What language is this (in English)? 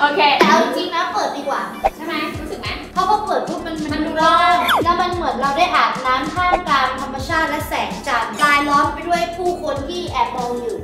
Thai